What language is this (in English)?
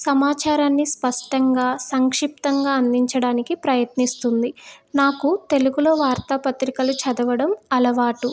Telugu